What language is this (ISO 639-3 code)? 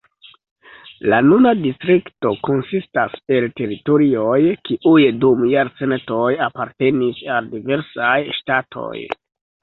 epo